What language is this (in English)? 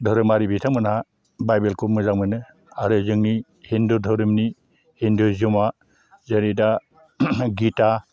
Bodo